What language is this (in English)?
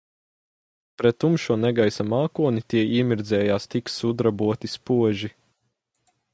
Latvian